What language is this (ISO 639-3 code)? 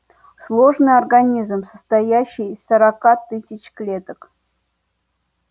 rus